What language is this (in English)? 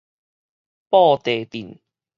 Min Nan Chinese